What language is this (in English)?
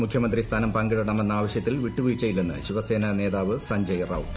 Malayalam